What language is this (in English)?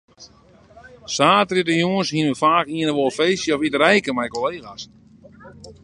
Western Frisian